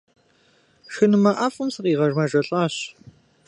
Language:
Kabardian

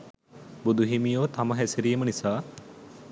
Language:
Sinhala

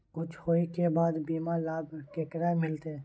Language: Maithili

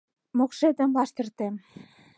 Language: Mari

